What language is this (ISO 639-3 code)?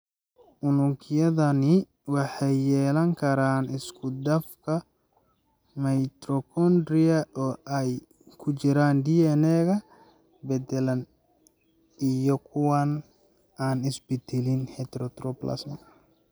som